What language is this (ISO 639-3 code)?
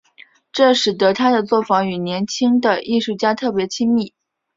zho